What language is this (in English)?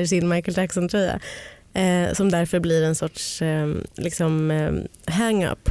Swedish